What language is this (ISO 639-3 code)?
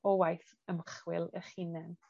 cym